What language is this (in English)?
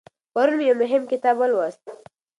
Pashto